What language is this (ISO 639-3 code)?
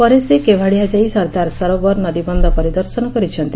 ori